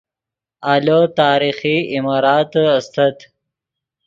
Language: Yidgha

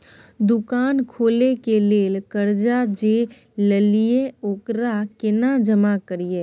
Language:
Maithili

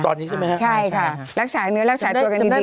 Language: Thai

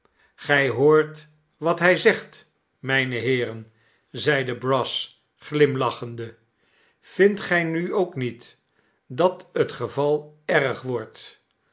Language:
Dutch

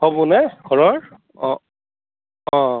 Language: Assamese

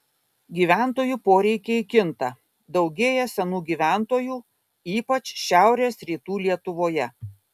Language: Lithuanian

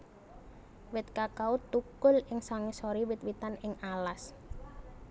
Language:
Javanese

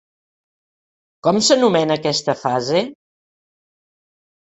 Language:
Catalan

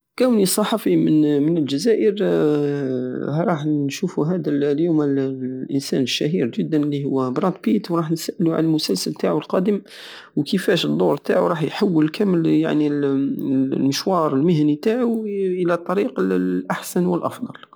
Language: Algerian Saharan Arabic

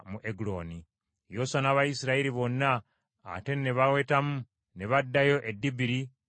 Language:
Ganda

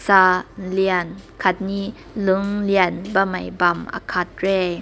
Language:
Rongmei Naga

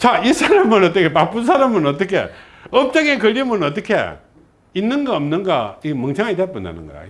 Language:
Korean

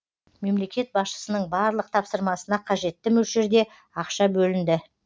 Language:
Kazakh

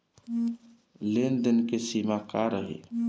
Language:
Bhojpuri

